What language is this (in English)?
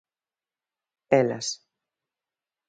Galician